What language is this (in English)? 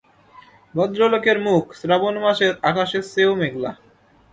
Bangla